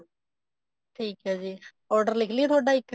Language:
Punjabi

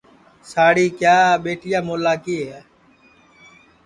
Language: Sansi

